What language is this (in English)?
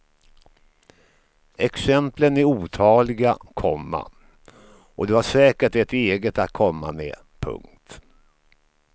Swedish